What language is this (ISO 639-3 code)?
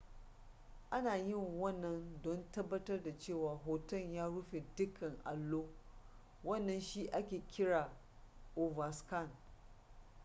hau